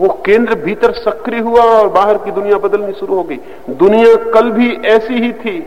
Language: Hindi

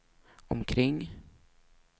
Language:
Swedish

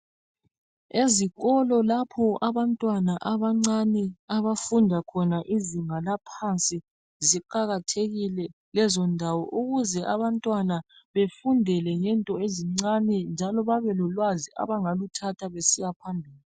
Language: North Ndebele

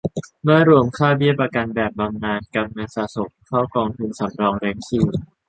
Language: Thai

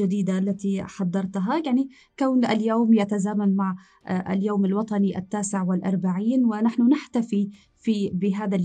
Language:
Arabic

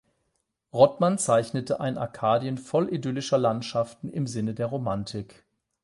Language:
German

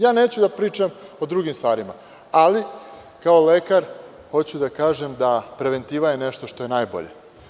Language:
Serbian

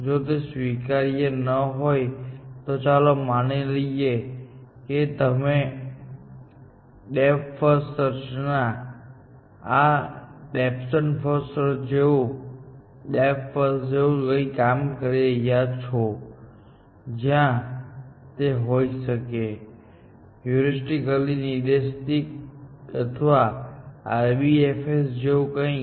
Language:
Gujarati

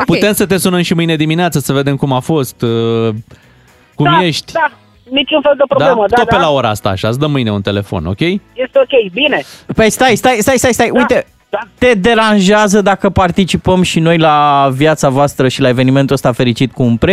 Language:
Romanian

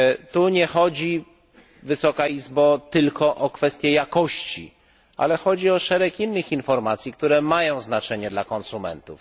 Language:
Polish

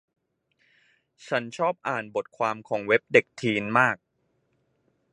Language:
Thai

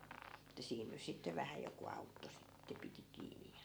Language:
Finnish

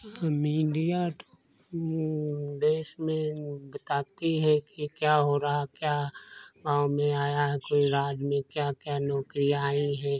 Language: Hindi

